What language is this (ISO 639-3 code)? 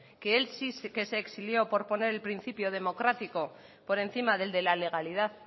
spa